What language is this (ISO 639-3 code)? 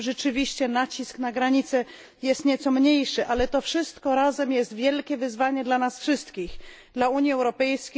pol